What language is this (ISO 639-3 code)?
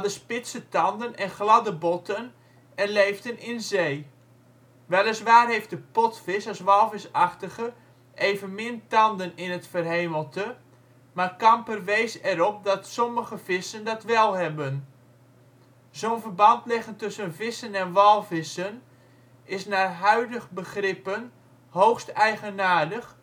nld